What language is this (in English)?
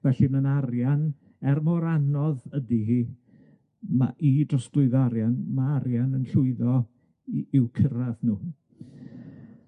Welsh